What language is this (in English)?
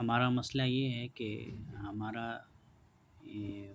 Urdu